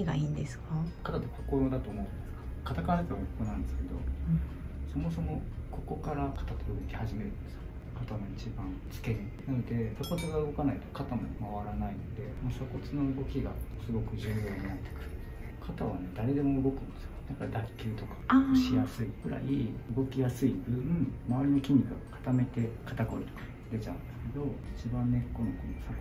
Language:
Japanese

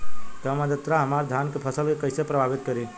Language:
Bhojpuri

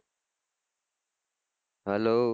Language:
Gujarati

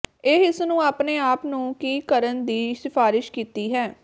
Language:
Punjabi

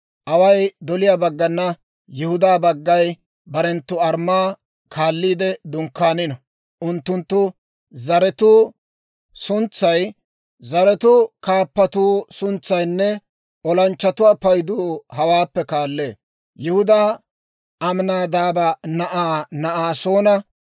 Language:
Dawro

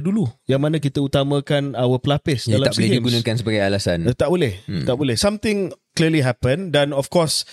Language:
Malay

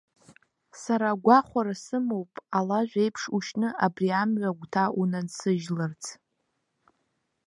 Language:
Abkhazian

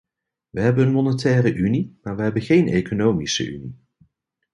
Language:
Dutch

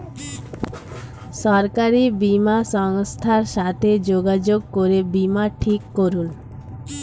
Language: Bangla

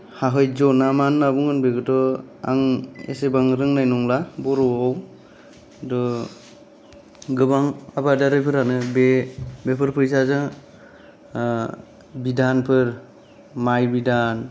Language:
Bodo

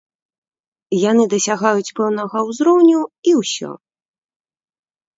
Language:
Belarusian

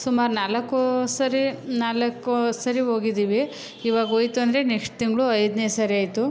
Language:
Kannada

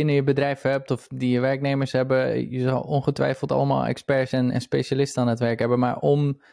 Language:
Dutch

